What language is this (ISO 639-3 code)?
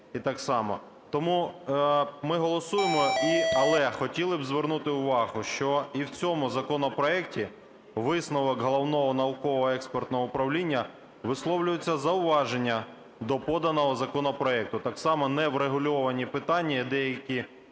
ukr